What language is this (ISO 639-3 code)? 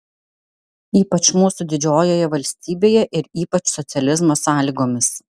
lit